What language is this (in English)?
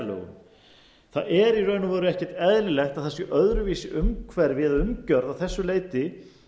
Icelandic